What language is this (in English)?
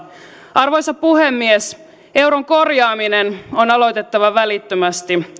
Finnish